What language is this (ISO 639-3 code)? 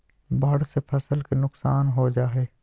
mag